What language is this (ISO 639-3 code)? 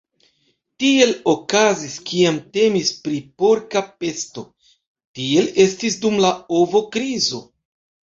epo